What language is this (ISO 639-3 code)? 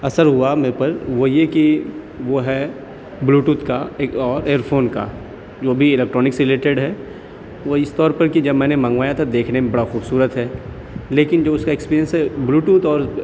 urd